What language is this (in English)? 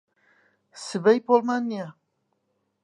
Central Kurdish